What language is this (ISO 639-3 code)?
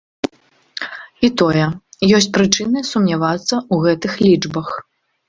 bel